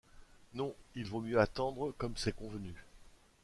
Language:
French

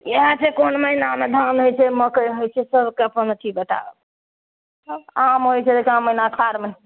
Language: Maithili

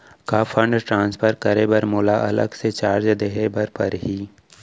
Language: Chhattisgarhi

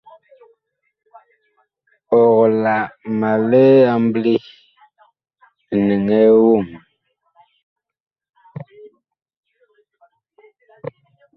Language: Bakoko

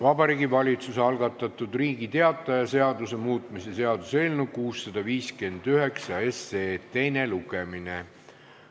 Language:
Estonian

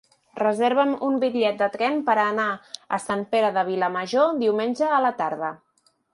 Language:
Catalan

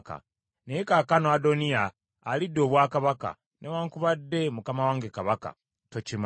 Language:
Ganda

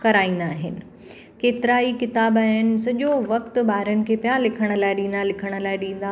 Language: Sindhi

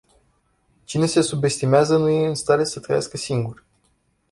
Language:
Romanian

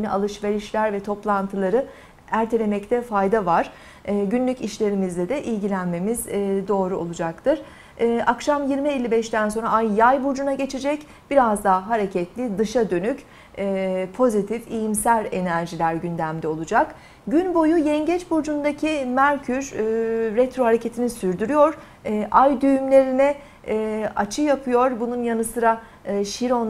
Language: Turkish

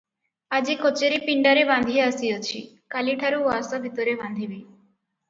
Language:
Odia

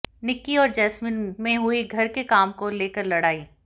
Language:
Hindi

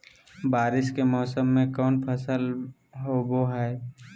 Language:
Magahi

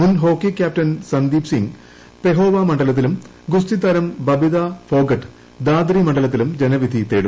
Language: Malayalam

